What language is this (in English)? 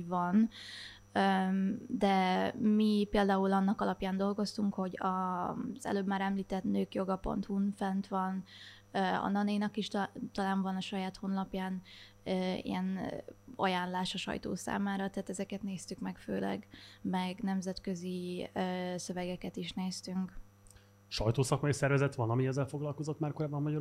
Hungarian